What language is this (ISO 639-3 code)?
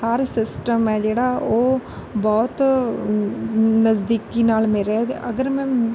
pan